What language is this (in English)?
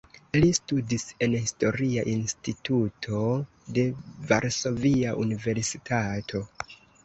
Esperanto